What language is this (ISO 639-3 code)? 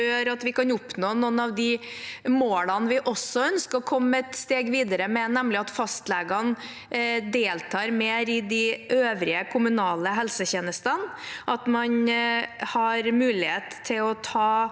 nor